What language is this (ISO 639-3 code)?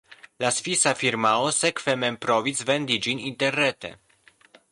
epo